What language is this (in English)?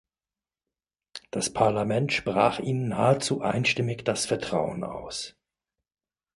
German